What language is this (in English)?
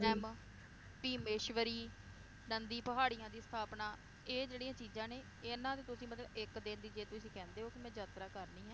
Punjabi